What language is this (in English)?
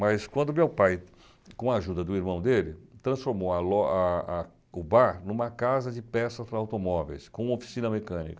Portuguese